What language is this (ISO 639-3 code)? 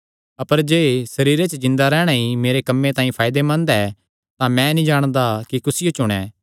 xnr